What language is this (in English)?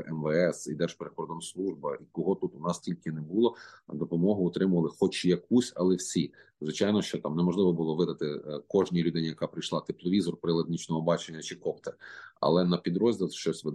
Ukrainian